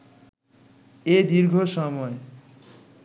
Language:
Bangla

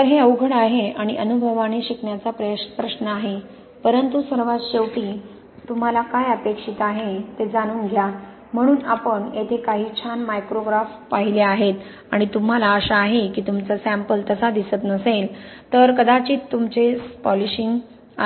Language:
Marathi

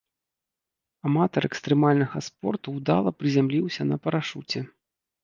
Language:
Belarusian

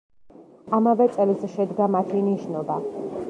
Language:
Georgian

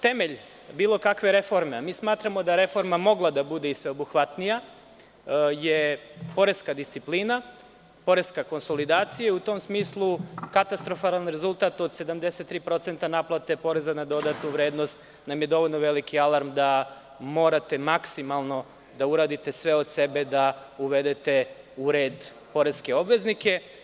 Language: Serbian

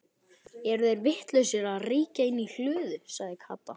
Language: Icelandic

